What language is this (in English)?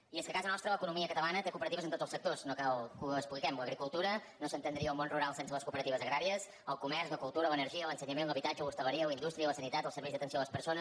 Catalan